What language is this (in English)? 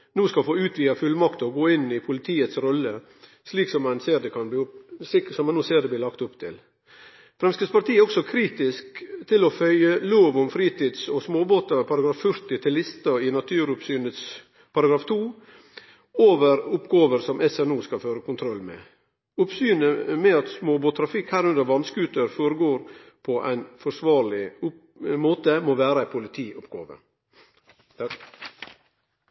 Norwegian Nynorsk